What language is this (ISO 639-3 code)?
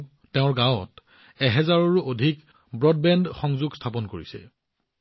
asm